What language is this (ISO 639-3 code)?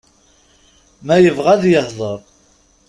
kab